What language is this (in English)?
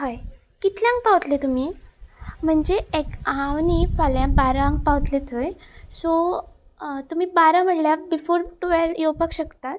Konkani